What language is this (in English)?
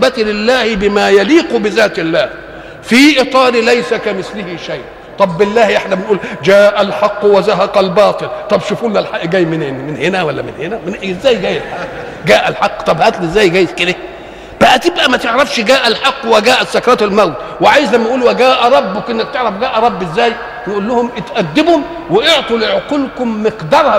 Arabic